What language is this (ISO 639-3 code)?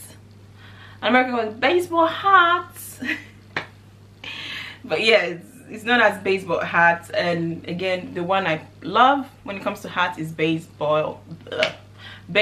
eng